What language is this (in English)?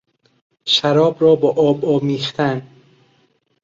Persian